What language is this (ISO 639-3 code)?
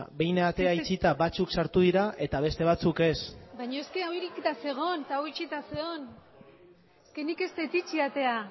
eus